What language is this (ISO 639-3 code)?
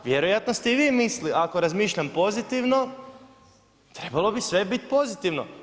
hrv